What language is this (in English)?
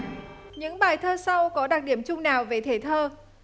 Vietnamese